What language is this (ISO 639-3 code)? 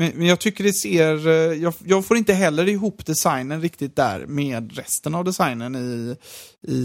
swe